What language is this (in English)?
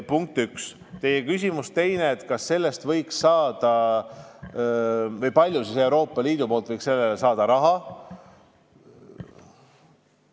Estonian